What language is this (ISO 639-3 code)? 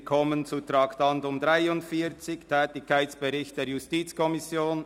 gsw